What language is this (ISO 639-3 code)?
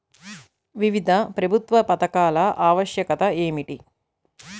tel